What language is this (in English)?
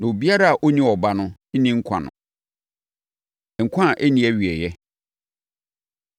Akan